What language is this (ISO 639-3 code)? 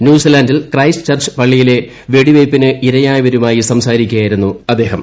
mal